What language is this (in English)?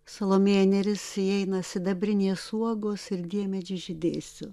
Lithuanian